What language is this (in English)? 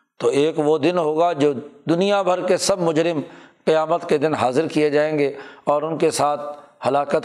Urdu